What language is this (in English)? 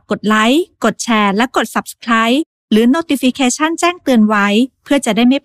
Thai